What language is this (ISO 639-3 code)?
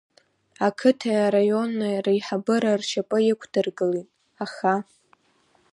abk